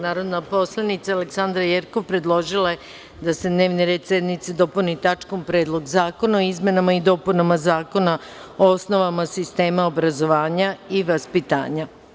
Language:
Serbian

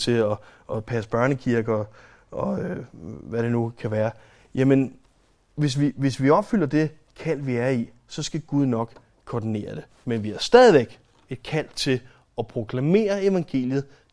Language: Danish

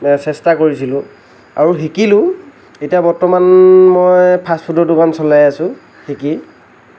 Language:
Assamese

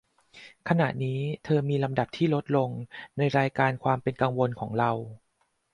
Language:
Thai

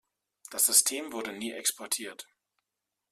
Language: German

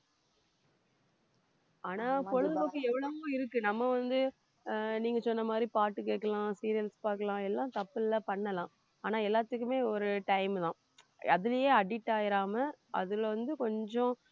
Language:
Tamil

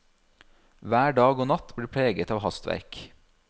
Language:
Norwegian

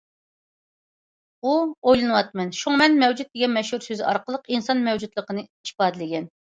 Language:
Uyghur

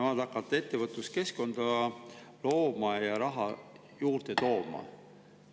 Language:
Estonian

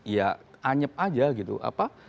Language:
Indonesian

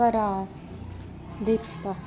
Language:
Punjabi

